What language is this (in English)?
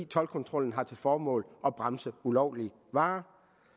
Danish